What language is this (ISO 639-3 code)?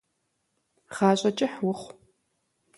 kbd